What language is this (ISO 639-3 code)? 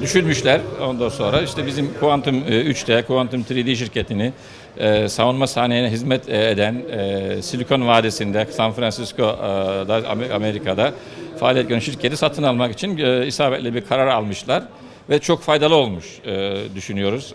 tur